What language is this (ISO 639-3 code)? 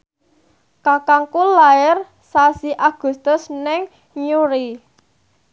jav